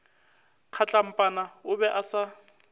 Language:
Northern Sotho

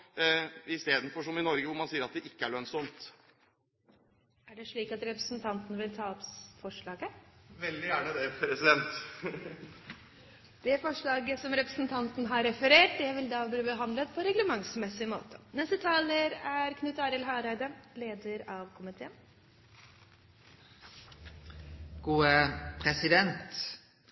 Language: Norwegian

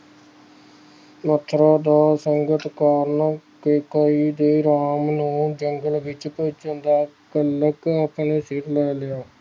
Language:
Punjabi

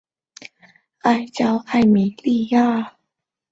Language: Chinese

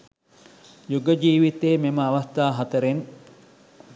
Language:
Sinhala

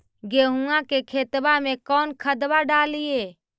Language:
Magahi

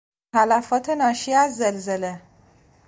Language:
Persian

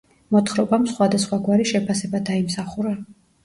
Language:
Georgian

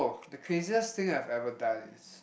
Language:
English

